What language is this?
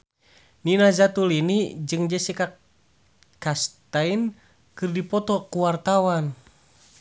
Sundanese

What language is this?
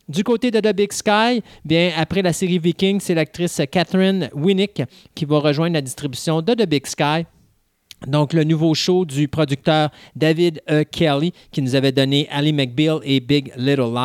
French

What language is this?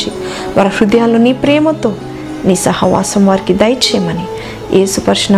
Telugu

